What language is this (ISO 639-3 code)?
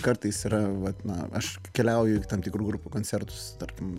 lit